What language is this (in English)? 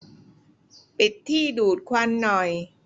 Thai